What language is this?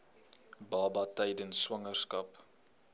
Afrikaans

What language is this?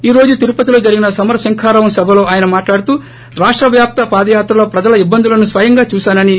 Telugu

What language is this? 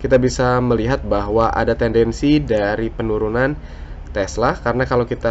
Indonesian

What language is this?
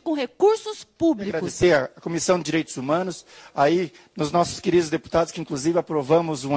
Portuguese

